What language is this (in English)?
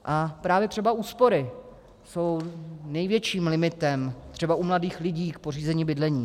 Czech